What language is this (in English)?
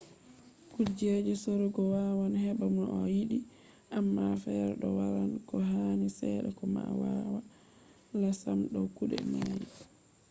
Fula